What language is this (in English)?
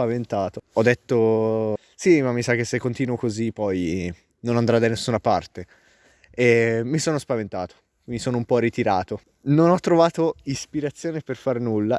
Italian